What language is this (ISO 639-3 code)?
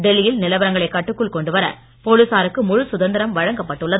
tam